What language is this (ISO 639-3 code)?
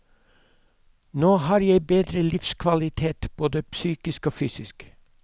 nor